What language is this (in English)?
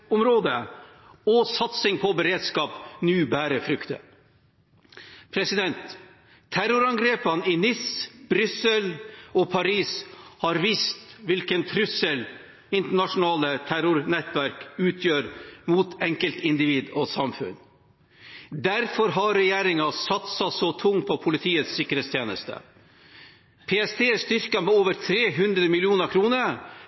Norwegian Bokmål